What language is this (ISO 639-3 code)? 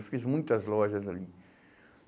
por